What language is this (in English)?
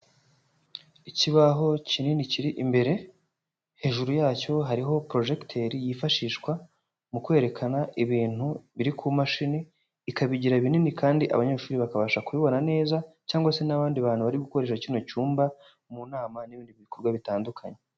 Kinyarwanda